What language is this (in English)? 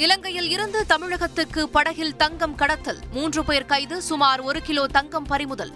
Tamil